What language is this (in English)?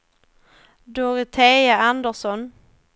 Swedish